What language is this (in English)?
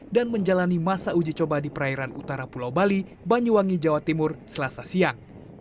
Indonesian